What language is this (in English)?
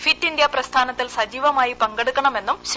Malayalam